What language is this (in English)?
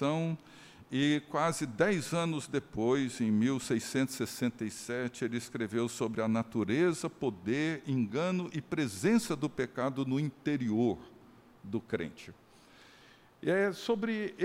Portuguese